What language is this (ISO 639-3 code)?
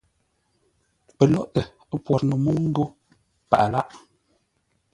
nla